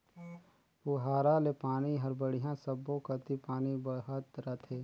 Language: Chhattisgarhi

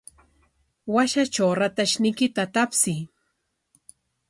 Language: Corongo Ancash Quechua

